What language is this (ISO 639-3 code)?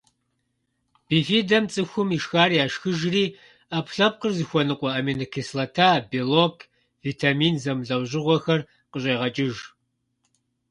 kbd